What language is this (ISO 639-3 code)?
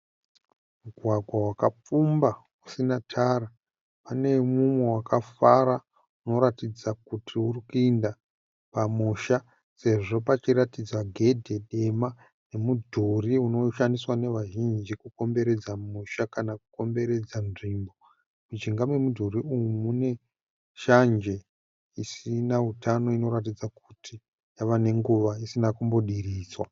sna